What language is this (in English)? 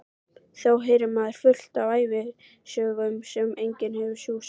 Icelandic